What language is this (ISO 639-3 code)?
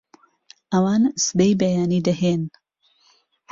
ckb